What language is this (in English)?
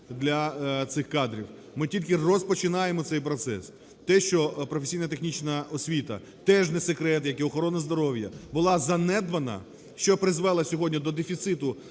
Ukrainian